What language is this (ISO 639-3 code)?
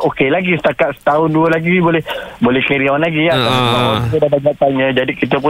msa